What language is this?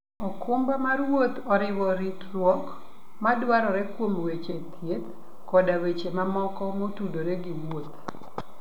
Luo (Kenya and Tanzania)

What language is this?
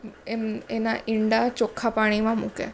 Gujarati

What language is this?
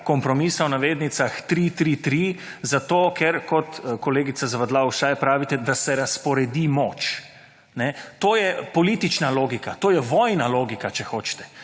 Slovenian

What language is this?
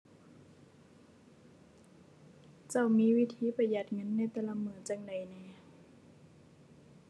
Thai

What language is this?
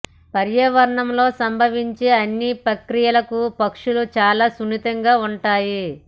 Telugu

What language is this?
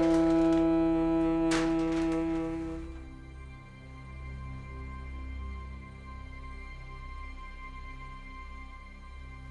Bulgarian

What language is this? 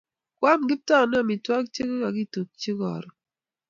Kalenjin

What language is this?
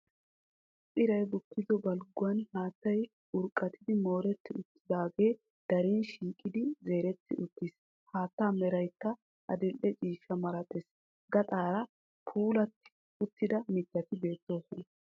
Wolaytta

